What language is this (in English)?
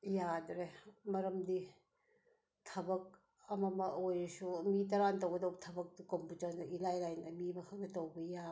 Manipuri